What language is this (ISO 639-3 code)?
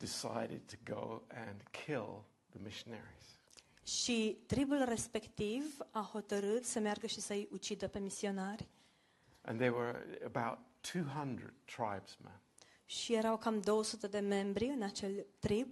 ron